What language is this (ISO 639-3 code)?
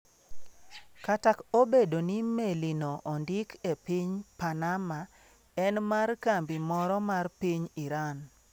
luo